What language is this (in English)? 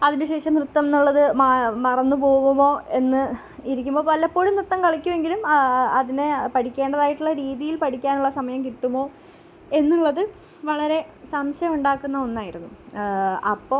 Malayalam